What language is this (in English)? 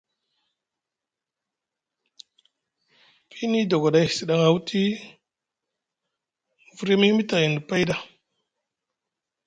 Musgu